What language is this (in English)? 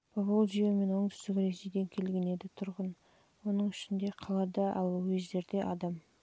Kazakh